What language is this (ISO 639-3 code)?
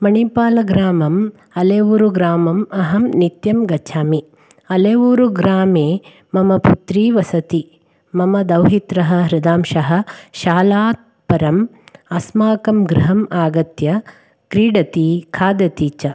san